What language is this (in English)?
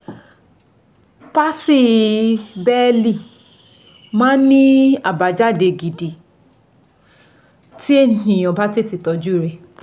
Yoruba